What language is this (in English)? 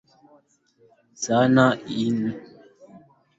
Swahili